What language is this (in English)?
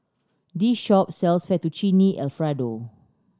English